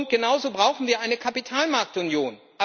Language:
German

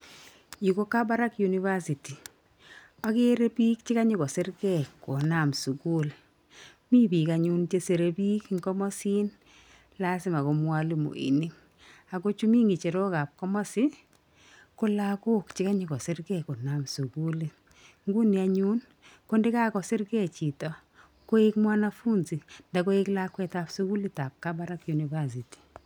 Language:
Kalenjin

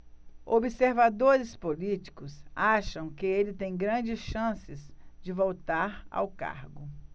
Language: Portuguese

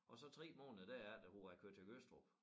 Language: Danish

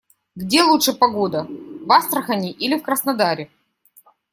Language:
Russian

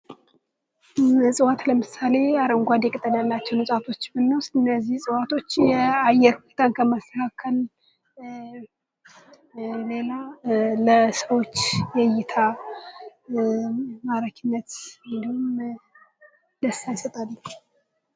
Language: Amharic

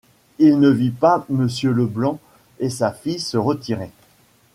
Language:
French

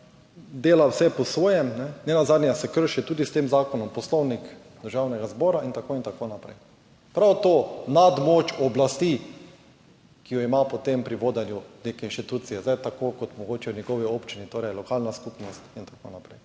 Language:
Slovenian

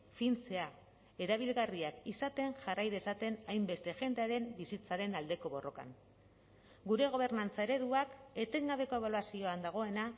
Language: Basque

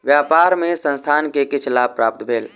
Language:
Maithili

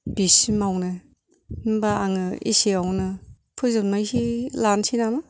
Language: Bodo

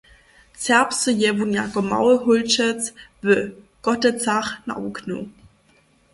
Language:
Upper Sorbian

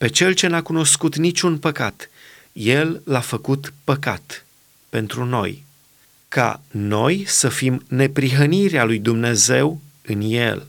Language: Romanian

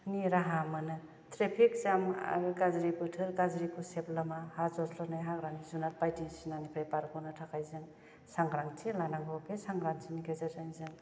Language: Bodo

